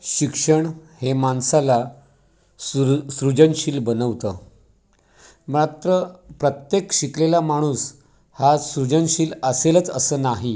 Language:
Marathi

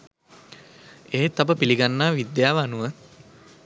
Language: Sinhala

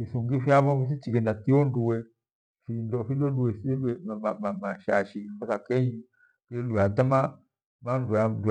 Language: Gweno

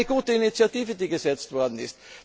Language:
German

